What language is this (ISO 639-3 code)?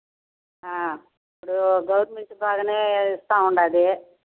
tel